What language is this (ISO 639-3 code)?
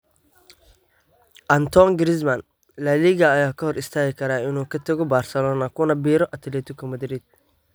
som